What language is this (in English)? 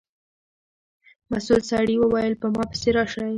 Pashto